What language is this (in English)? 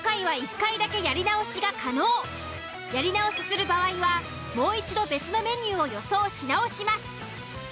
Japanese